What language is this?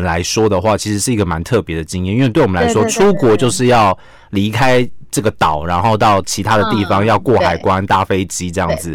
Chinese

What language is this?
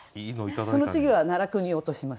Japanese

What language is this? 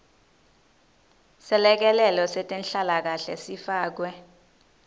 Swati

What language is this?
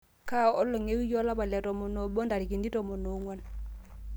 Masai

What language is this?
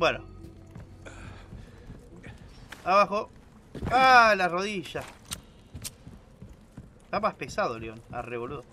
Spanish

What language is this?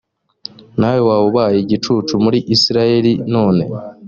Kinyarwanda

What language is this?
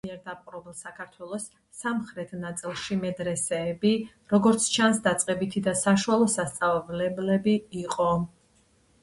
Georgian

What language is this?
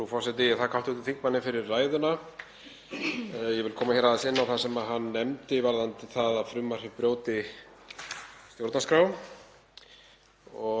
Icelandic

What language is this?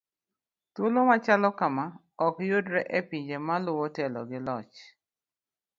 Luo (Kenya and Tanzania)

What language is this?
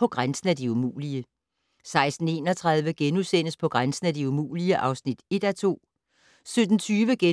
Danish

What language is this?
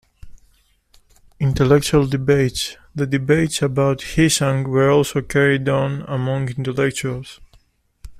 English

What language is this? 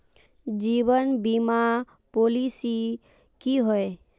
Magahi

